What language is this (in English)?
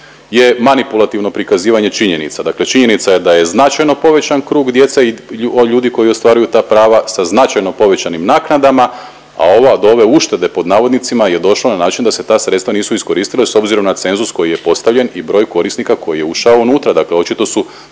Croatian